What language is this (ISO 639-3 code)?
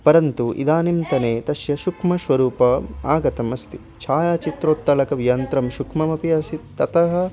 san